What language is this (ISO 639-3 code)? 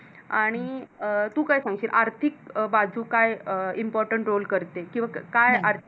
mar